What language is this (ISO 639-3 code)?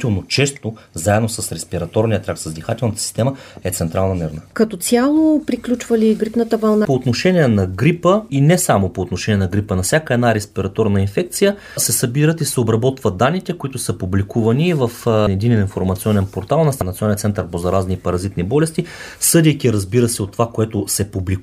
bul